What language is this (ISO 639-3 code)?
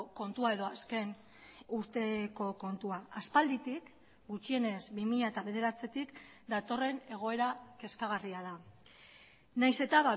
eus